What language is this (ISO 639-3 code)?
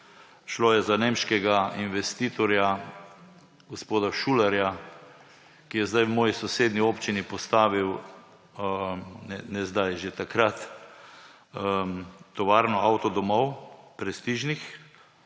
slv